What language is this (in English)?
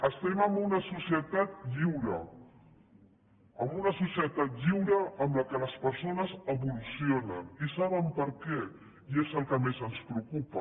Catalan